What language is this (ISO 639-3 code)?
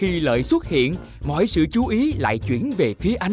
vie